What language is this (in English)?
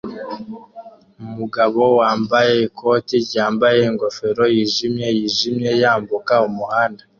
Kinyarwanda